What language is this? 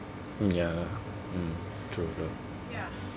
English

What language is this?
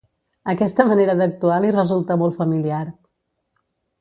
Catalan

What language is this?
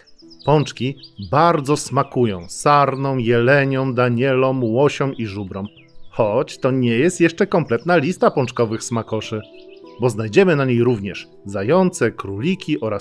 Polish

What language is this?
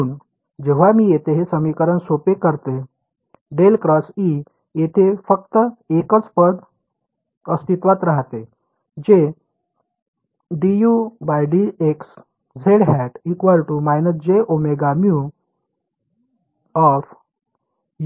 Marathi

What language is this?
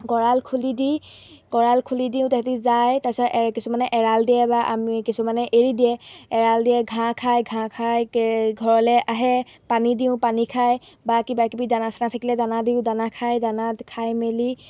Assamese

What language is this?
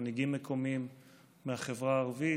Hebrew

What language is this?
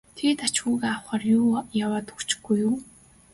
Mongolian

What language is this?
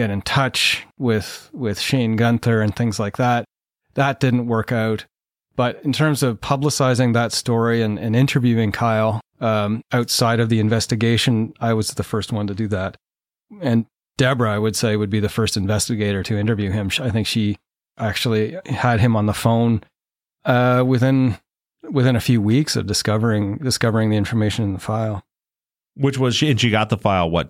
English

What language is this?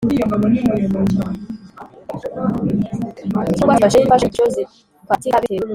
Kinyarwanda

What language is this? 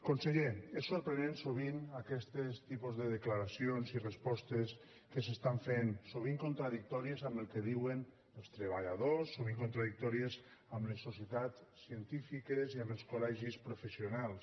Catalan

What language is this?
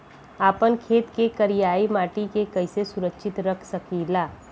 Bhojpuri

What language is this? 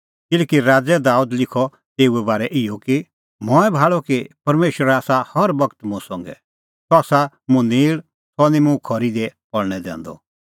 Kullu Pahari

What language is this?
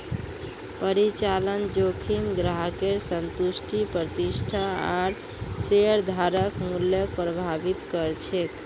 Magahi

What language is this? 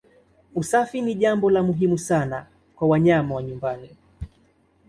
Swahili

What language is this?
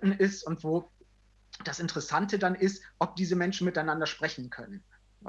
German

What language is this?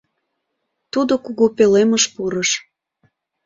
Mari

